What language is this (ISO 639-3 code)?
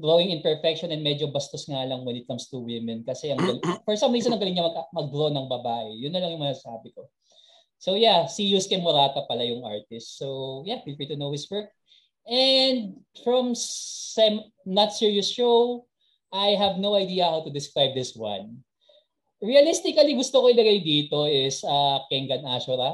fil